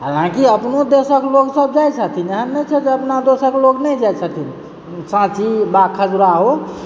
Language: Maithili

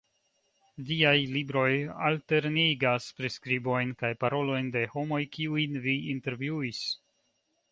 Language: Esperanto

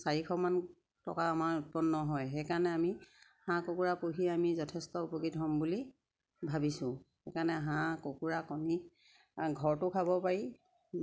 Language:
Assamese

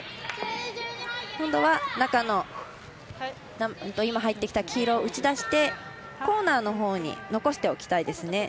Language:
Japanese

